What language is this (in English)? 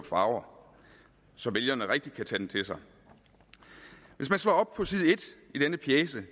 Danish